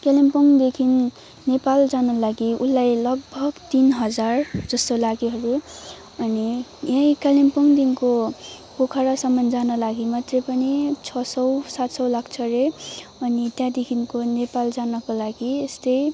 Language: Nepali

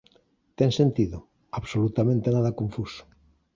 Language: Galician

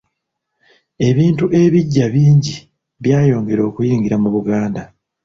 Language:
Ganda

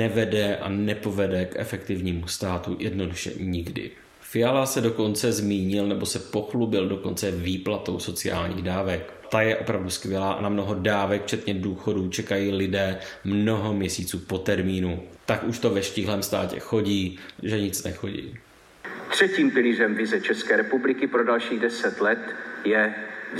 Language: Czech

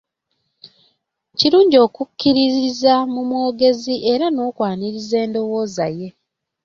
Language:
Ganda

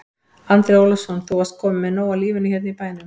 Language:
Icelandic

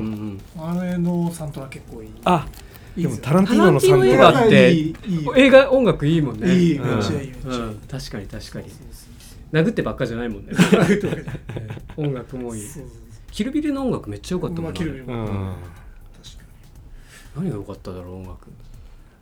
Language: Japanese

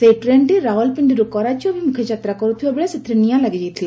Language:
Odia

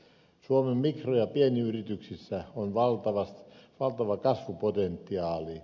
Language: Finnish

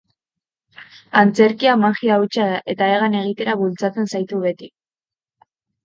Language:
Basque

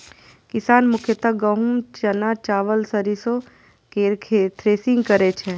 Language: Maithili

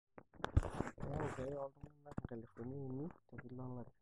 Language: Masai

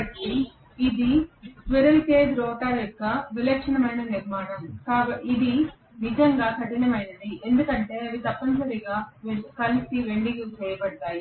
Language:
Telugu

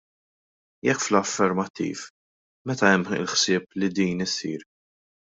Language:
Maltese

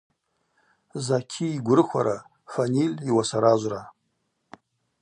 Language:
Abaza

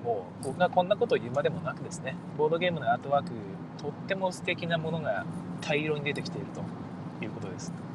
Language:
Japanese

